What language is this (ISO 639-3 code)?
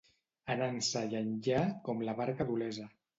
cat